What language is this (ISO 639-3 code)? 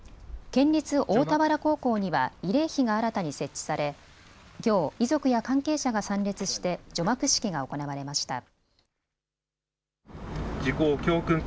jpn